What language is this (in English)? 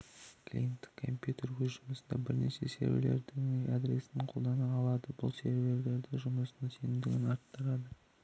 Kazakh